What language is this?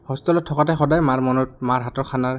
Assamese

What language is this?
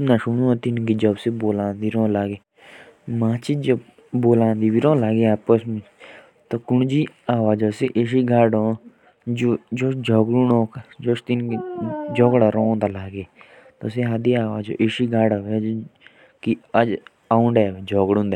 Jaunsari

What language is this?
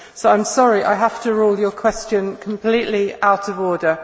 English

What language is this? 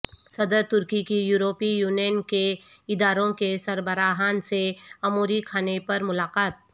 Urdu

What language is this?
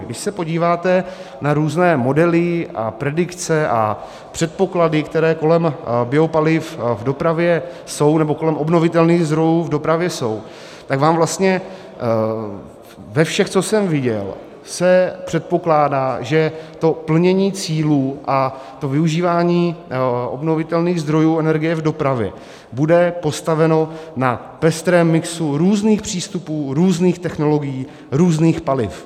Czech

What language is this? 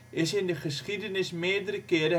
Dutch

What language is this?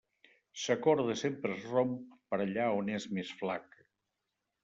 Catalan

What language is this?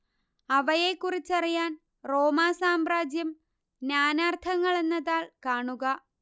Malayalam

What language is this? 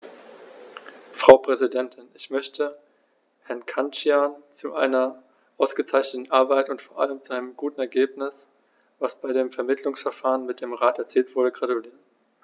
German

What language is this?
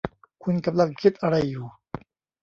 Thai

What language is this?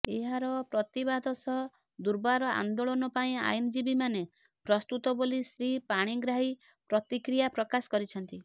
Odia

